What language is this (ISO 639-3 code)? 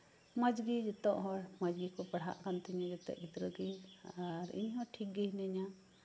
sat